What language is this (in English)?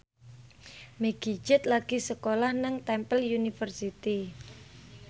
Javanese